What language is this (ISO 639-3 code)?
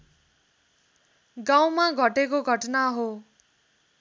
nep